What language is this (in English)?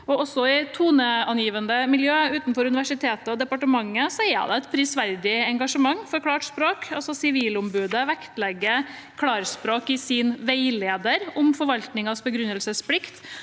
Norwegian